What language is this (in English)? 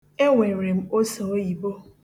Igbo